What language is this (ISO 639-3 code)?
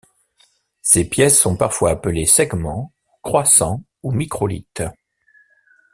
fra